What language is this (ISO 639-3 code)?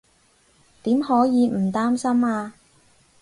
yue